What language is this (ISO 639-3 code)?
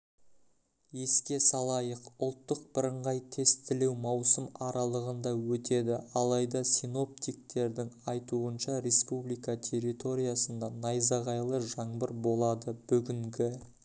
kaz